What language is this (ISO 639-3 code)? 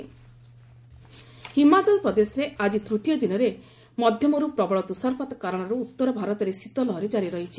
ori